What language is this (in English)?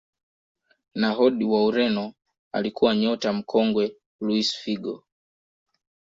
Swahili